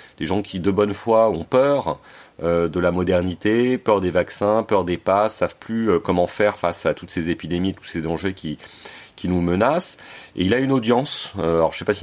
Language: French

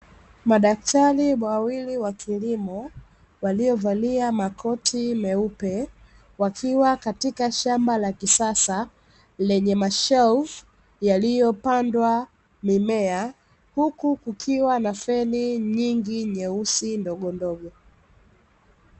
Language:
Swahili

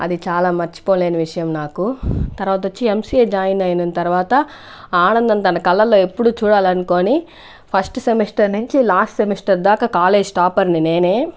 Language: Telugu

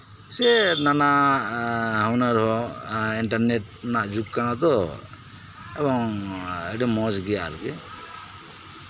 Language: Santali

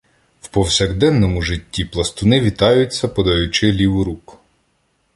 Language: Ukrainian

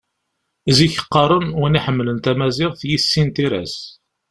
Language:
Kabyle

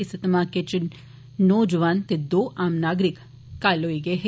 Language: Dogri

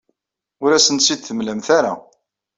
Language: Kabyle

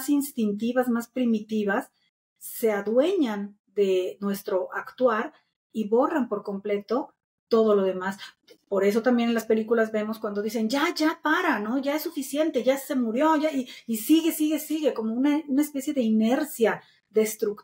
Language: Spanish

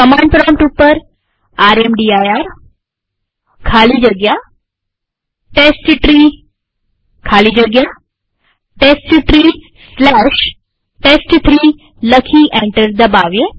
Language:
Gujarati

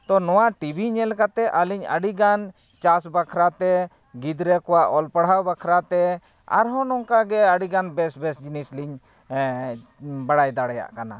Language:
Santali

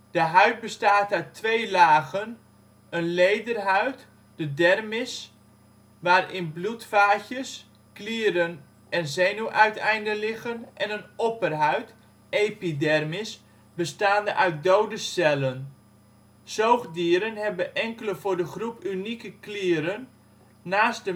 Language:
Dutch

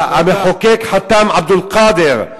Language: Hebrew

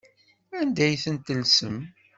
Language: Kabyle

